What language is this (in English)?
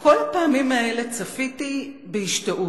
Hebrew